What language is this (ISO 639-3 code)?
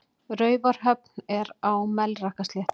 isl